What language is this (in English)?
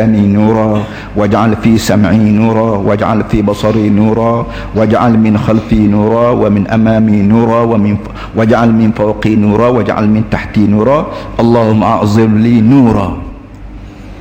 Malay